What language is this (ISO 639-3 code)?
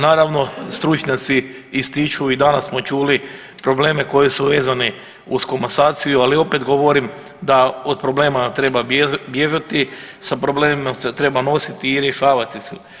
hrv